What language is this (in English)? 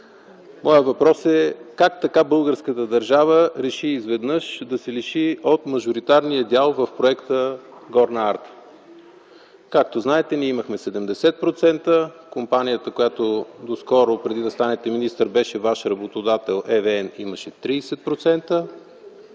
Bulgarian